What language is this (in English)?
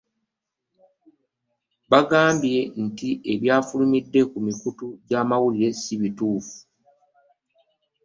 Ganda